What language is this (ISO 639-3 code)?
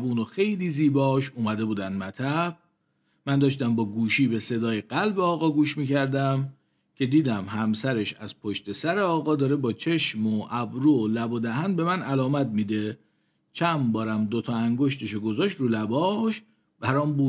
fas